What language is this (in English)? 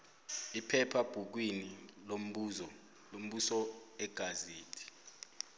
South Ndebele